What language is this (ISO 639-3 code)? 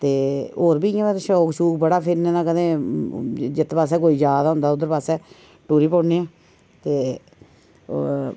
doi